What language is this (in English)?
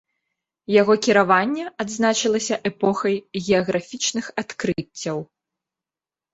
Belarusian